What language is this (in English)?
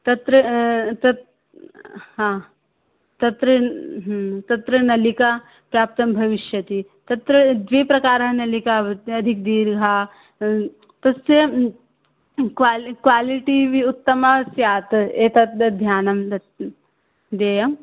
Sanskrit